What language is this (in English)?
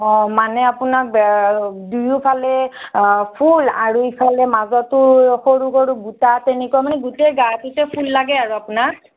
Assamese